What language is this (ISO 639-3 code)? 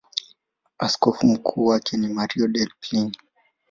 swa